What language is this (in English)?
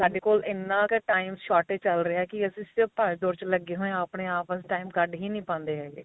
Punjabi